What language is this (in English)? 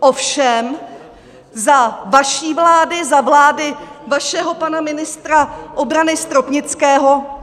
Czech